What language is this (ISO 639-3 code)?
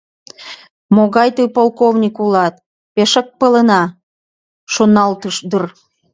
chm